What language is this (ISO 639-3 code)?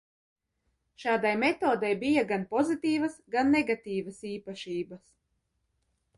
lav